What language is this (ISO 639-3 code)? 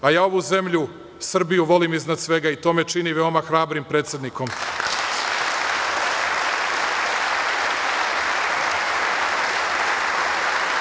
srp